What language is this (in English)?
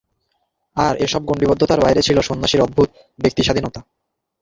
Bangla